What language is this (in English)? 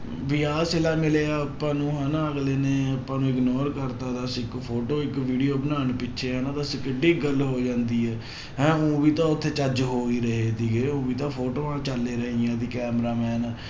Punjabi